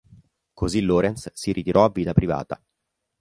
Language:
Italian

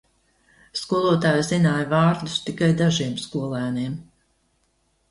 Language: Latvian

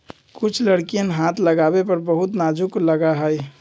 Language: Magahi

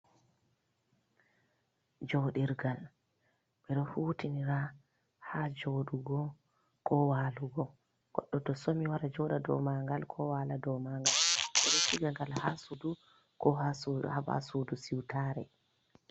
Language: Fula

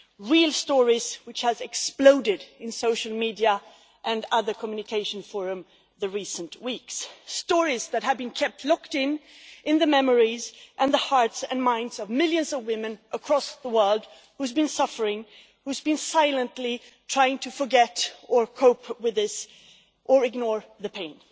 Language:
English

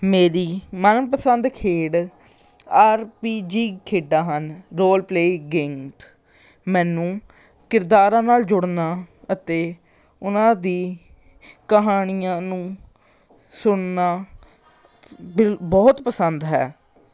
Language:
Punjabi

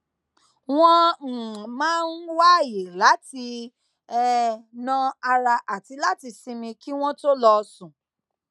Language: Yoruba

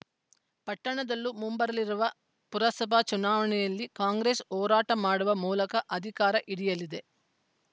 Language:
Kannada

